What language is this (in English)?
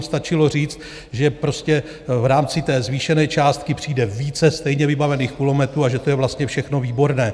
Czech